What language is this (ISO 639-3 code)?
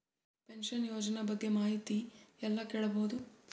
kan